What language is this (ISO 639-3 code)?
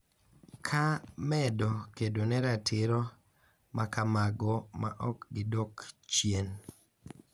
luo